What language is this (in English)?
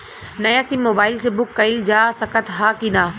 Bhojpuri